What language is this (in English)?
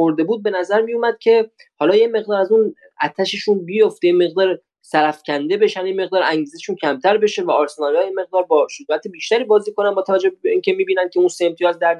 Persian